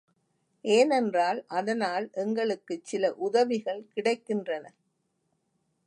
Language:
Tamil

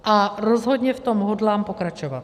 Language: Czech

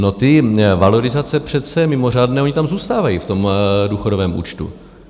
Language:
Czech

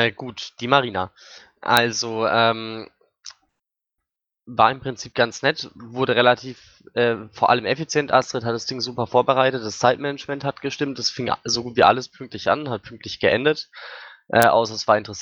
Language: German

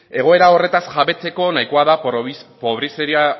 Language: Basque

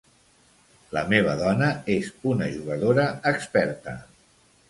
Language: Catalan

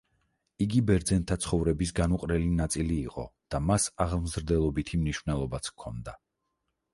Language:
Georgian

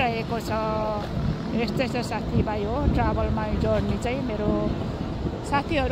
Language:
Indonesian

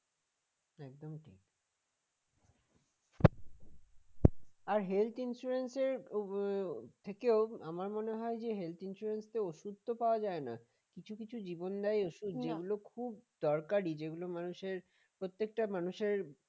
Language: Bangla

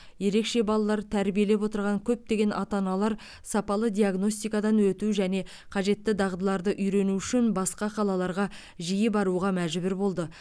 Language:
Kazakh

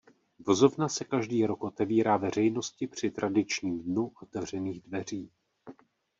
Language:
Czech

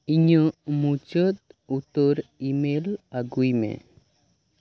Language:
Santali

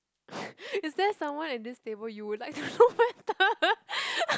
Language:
English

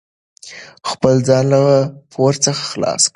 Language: Pashto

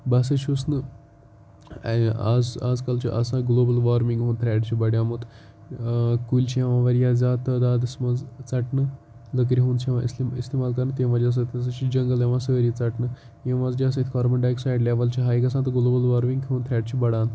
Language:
Kashmiri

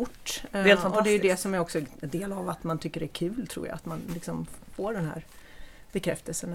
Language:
Swedish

